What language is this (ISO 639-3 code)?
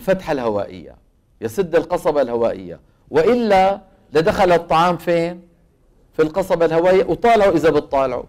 ara